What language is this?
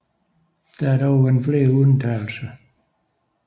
Danish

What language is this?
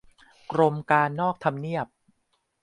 Thai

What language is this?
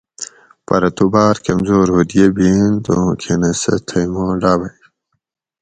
Gawri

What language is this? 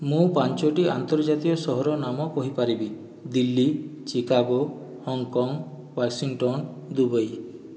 Odia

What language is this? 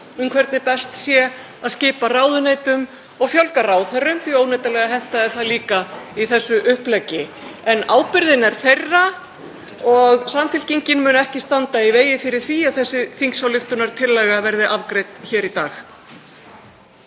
Icelandic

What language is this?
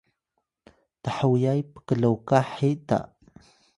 Atayal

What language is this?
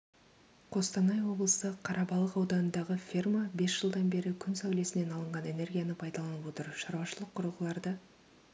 Kazakh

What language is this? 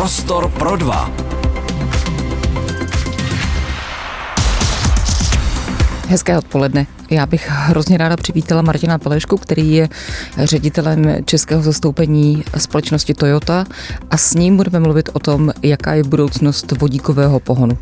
Czech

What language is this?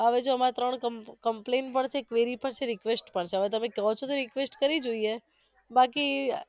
Gujarati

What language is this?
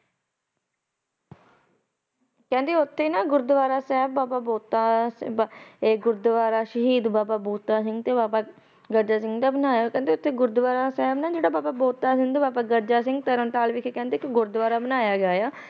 Punjabi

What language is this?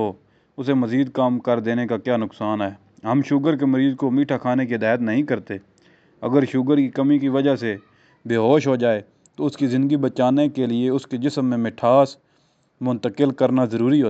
Urdu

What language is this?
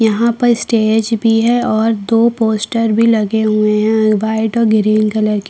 Hindi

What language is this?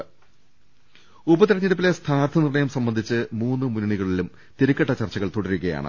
Malayalam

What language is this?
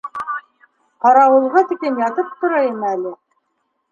Bashkir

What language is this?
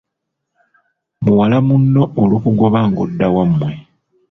Ganda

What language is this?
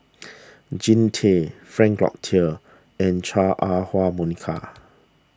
English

